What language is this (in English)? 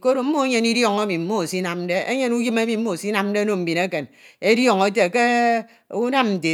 Ito